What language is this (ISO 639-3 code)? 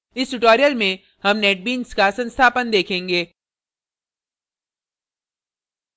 hin